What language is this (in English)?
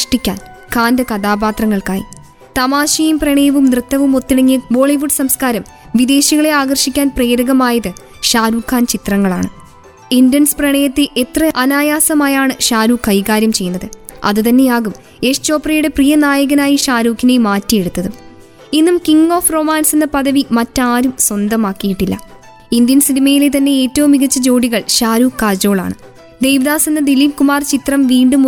Malayalam